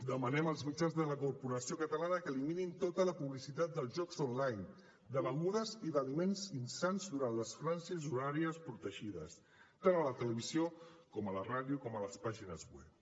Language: Catalan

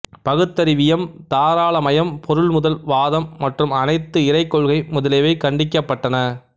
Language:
Tamil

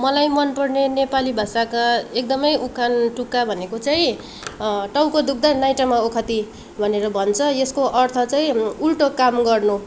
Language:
Nepali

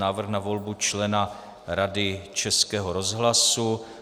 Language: Czech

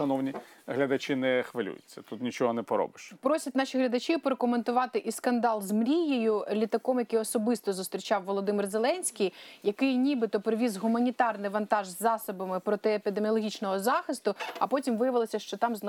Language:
Ukrainian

